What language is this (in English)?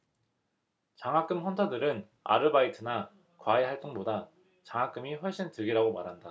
Korean